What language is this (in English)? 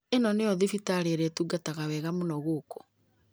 Kikuyu